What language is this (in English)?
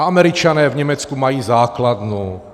Czech